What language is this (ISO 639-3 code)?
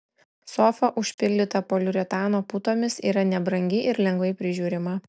lit